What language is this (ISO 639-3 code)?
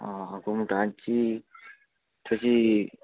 kok